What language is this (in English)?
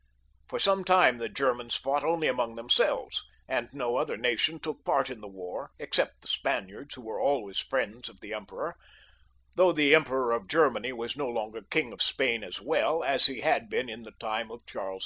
English